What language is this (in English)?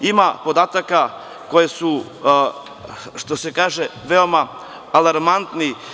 Serbian